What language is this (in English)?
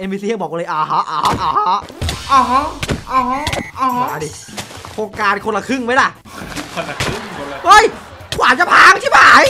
Thai